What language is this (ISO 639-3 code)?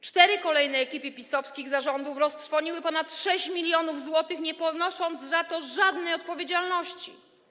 pol